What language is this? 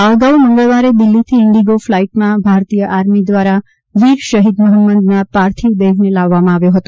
Gujarati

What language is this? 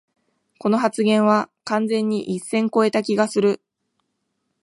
Japanese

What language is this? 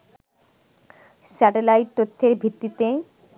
Bangla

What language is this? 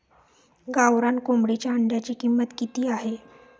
Marathi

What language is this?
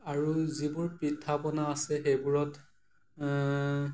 Assamese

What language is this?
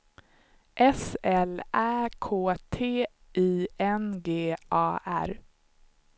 Swedish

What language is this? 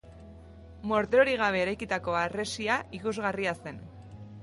Basque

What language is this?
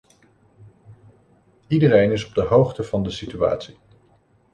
Dutch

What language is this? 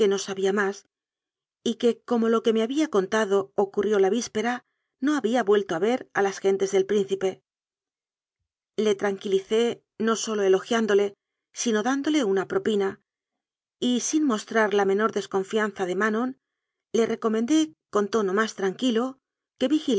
Spanish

